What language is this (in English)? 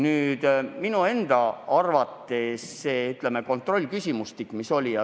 Estonian